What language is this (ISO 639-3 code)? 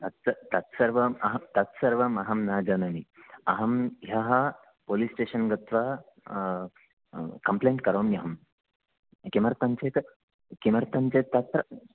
san